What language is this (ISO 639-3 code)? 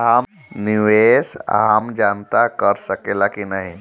bho